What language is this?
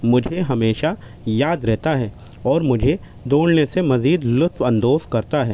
Urdu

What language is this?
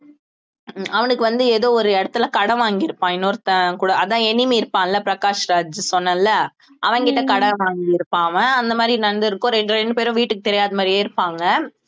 Tamil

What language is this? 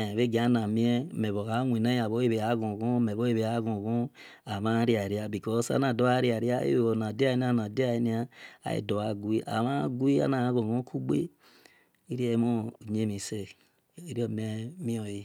Esan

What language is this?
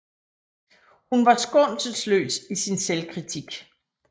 Danish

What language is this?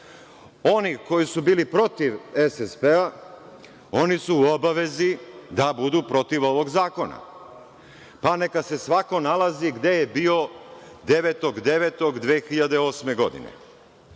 Serbian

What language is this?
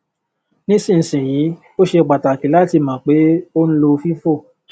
Yoruba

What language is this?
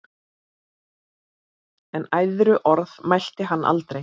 Icelandic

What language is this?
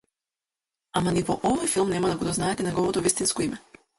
Macedonian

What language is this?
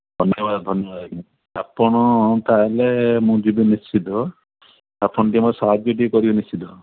Odia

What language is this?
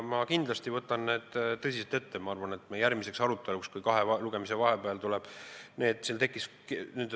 Estonian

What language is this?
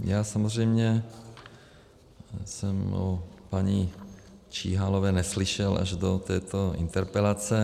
Czech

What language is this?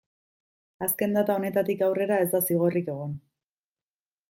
Basque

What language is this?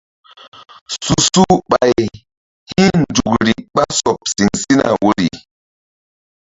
Mbum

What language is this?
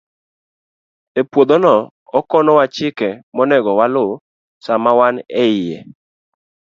Luo (Kenya and Tanzania)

